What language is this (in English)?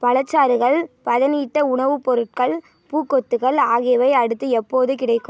Tamil